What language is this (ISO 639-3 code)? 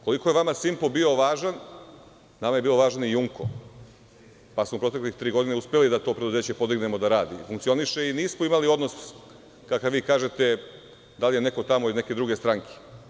srp